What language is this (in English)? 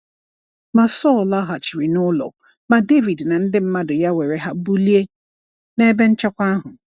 Igbo